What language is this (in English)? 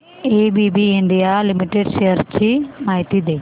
Marathi